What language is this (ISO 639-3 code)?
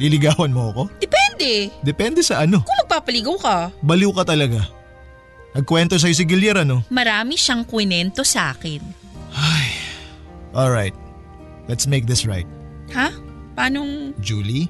fil